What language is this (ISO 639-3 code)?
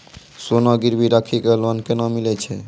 mai